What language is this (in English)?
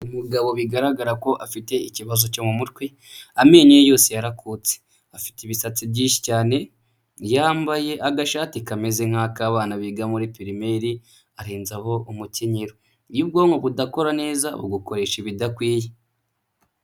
Kinyarwanda